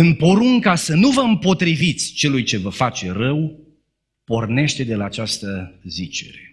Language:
Romanian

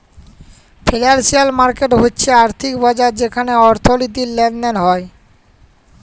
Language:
Bangla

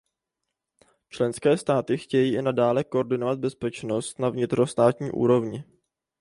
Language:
Czech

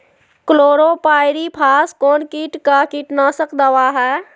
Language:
Magahi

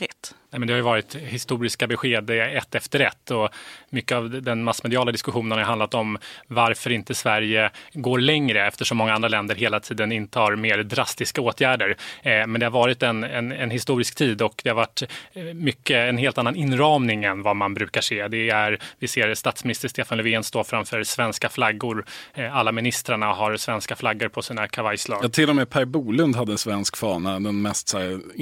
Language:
Swedish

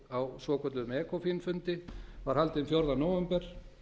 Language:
Icelandic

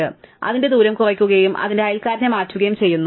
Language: Malayalam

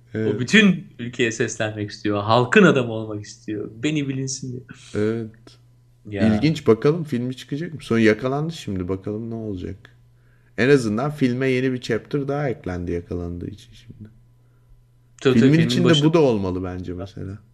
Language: Turkish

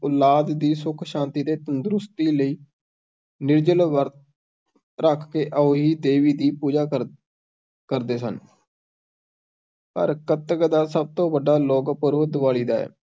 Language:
Punjabi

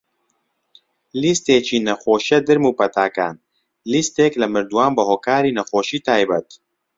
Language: Central Kurdish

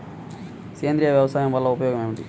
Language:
Telugu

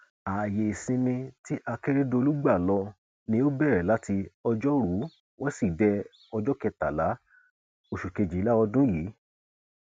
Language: Yoruba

